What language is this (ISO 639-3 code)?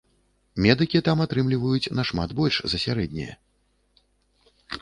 bel